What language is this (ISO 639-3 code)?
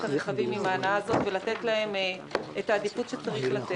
heb